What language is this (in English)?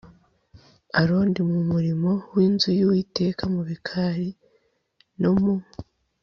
Kinyarwanda